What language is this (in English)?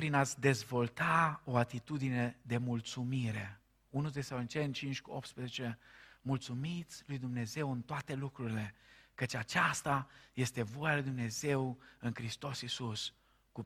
Romanian